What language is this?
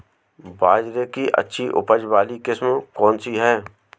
Hindi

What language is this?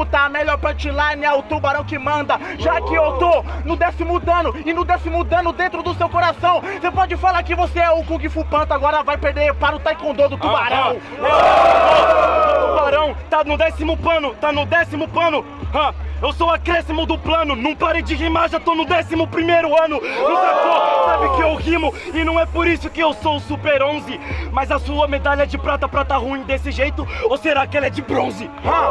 Portuguese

